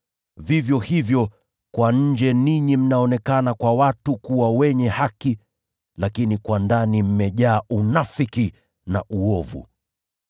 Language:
Swahili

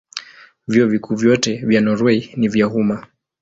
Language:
Swahili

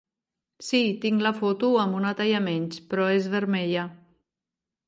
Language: Catalan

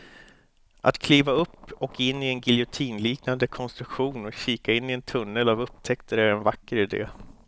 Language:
Swedish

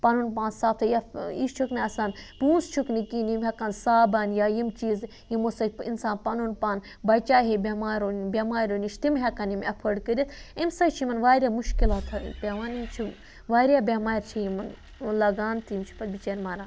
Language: Kashmiri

